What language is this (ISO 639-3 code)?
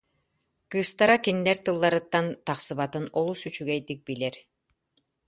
sah